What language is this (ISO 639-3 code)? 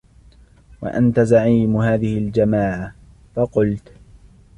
ara